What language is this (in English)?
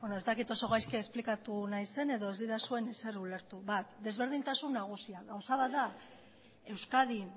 Basque